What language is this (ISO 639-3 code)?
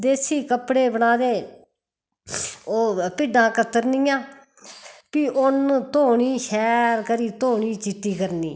doi